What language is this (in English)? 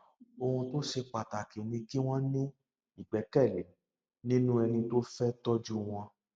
Yoruba